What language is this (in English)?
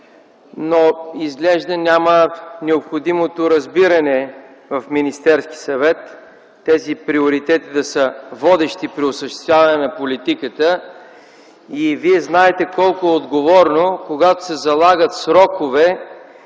Bulgarian